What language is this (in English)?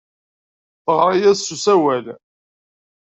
Kabyle